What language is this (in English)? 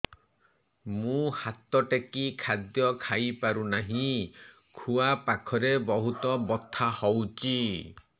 Odia